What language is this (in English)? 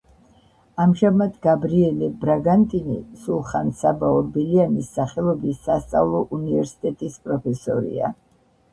Georgian